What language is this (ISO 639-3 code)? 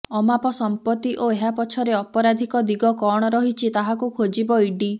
ori